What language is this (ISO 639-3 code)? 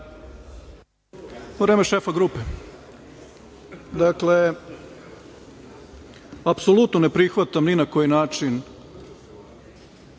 srp